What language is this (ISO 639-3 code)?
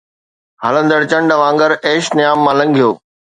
snd